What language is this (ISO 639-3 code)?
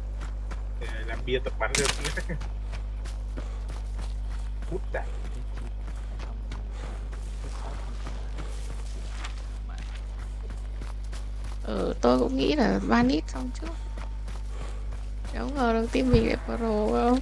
vie